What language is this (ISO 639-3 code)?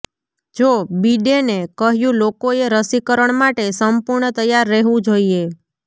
guj